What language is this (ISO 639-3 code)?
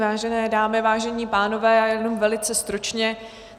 ces